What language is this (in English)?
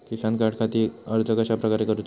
Marathi